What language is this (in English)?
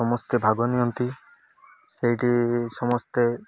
Odia